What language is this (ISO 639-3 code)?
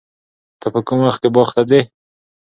pus